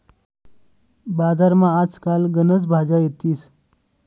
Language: Marathi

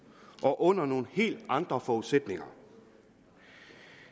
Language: Danish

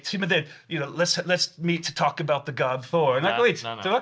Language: Welsh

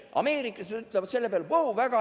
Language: Estonian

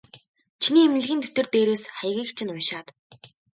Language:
Mongolian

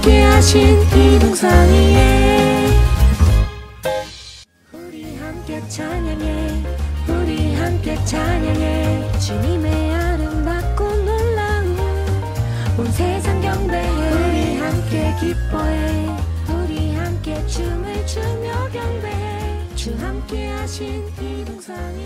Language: Korean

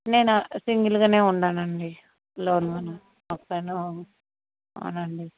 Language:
Telugu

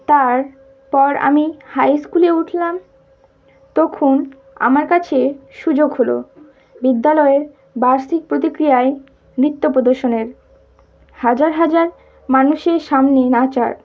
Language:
Bangla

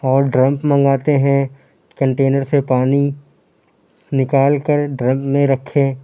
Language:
Urdu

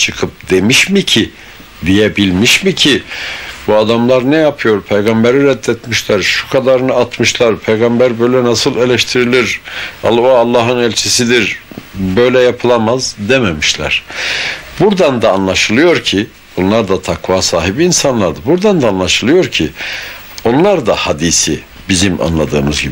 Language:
Turkish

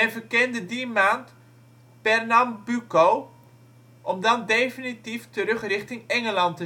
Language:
Dutch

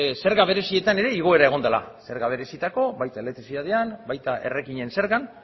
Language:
Basque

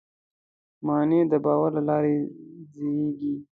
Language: Pashto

